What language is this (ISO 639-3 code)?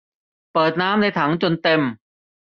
tha